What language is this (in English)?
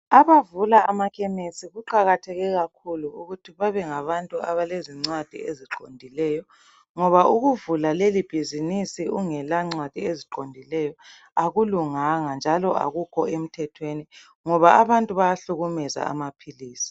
North Ndebele